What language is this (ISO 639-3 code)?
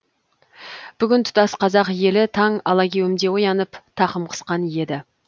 kaz